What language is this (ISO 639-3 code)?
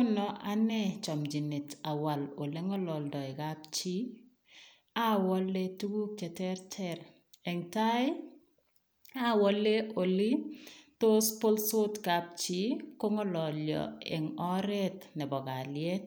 kln